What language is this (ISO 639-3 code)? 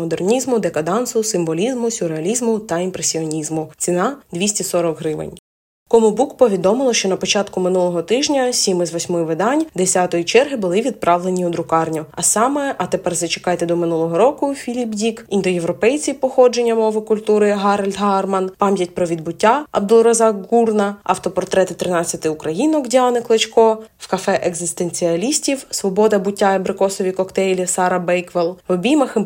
ukr